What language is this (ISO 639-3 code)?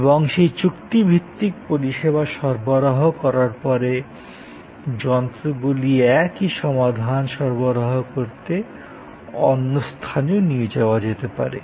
ben